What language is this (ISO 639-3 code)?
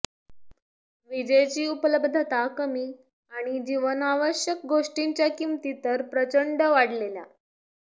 mar